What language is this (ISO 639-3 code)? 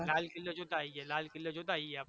guj